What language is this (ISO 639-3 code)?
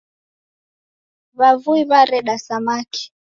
dav